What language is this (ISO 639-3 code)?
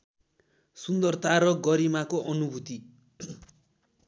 nep